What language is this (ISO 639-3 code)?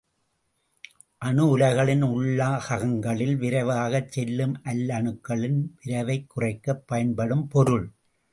tam